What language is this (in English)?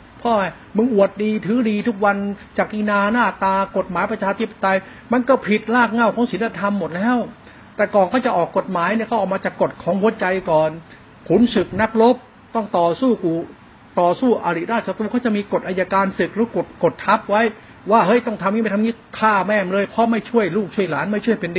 Thai